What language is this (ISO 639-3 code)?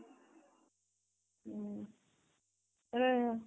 ori